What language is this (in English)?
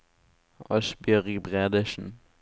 Norwegian